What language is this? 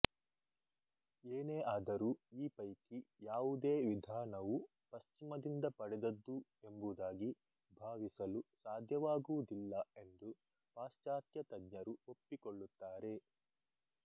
Kannada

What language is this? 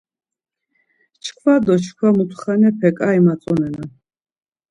Laz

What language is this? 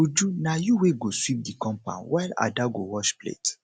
Nigerian Pidgin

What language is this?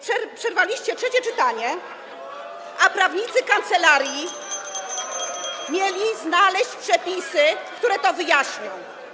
Polish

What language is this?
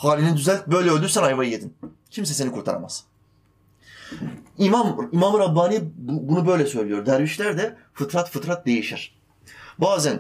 Turkish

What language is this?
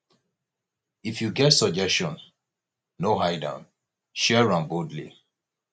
Nigerian Pidgin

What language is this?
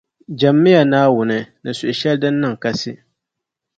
Dagbani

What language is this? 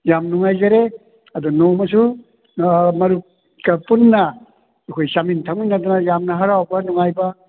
Manipuri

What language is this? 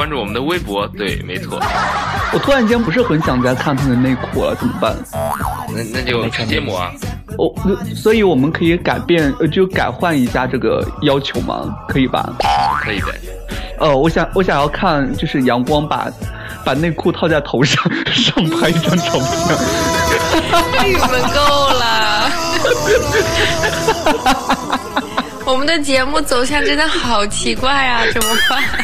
Chinese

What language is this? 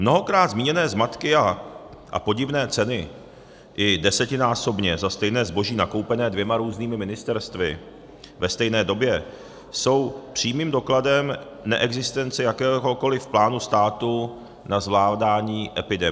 Czech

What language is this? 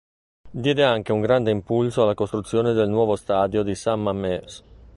Italian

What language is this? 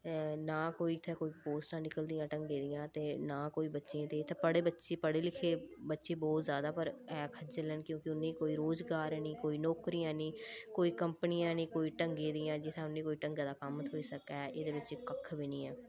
Dogri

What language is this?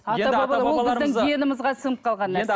Kazakh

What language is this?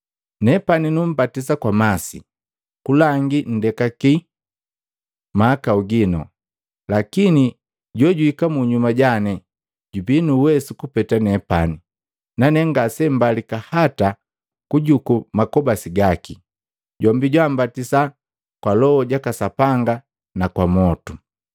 Matengo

